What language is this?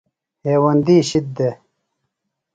Phalura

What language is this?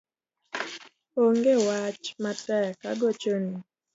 Luo (Kenya and Tanzania)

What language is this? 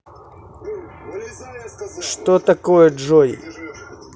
Russian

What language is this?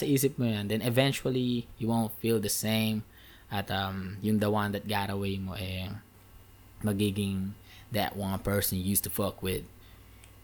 Filipino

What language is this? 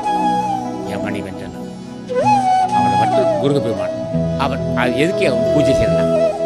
Thai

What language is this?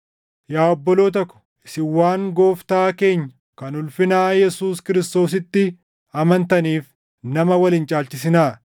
Oromo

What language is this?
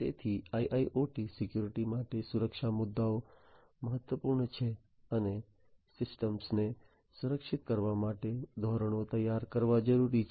Gujarati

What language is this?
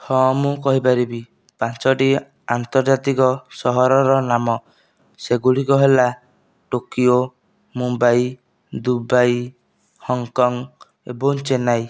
Odia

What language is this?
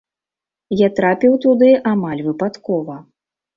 Belarusian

